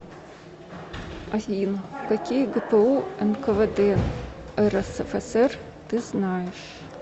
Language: Russian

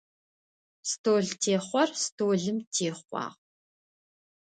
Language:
Adyghe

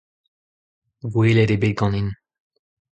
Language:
Breton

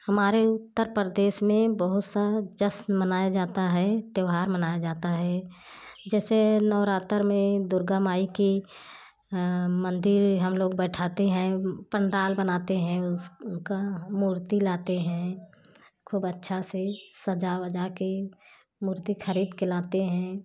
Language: Hindi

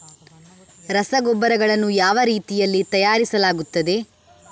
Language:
Kannada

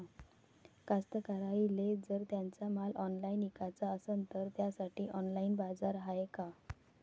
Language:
Marathi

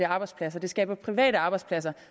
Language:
Danish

